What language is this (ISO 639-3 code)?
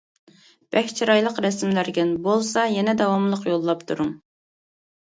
uig